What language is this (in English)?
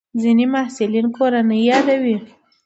Pashto